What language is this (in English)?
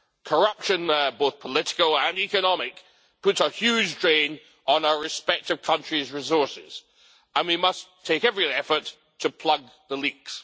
English